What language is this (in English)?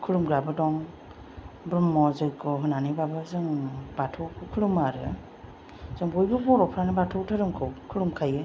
Bodo